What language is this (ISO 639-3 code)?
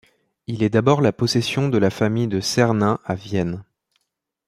fra